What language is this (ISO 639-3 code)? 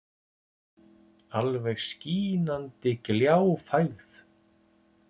isl